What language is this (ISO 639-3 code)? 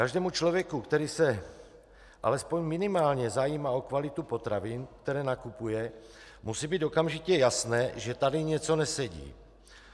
ces